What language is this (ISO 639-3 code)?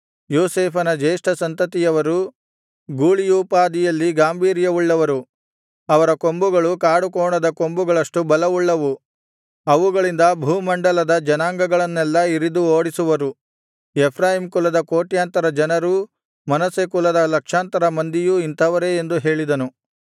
kan